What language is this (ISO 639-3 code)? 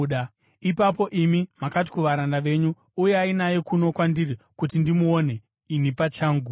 sna